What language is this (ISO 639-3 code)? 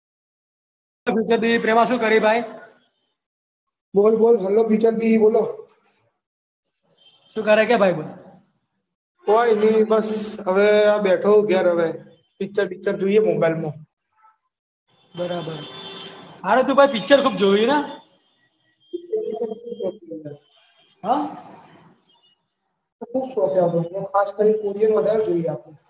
guj